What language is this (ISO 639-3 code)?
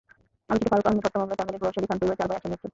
ben